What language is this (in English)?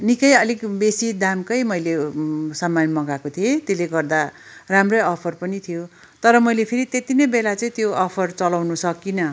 Nepali